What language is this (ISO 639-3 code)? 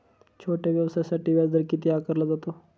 mar